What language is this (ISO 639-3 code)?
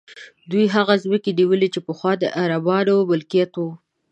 pus